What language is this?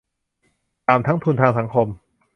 Thai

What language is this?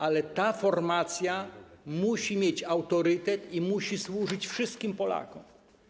Polish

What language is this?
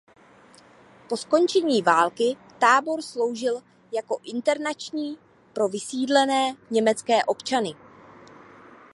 Czech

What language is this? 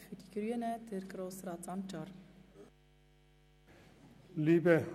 Swiss German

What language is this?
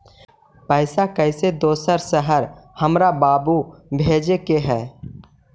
Magahi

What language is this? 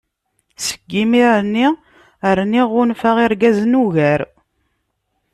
Kabyle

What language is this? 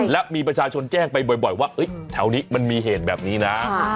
Thai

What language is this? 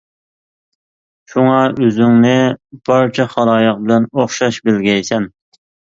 Uyghur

